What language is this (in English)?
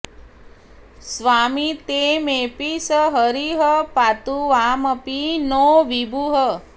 Sanskrit